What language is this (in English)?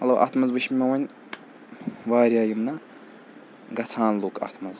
Kashmiri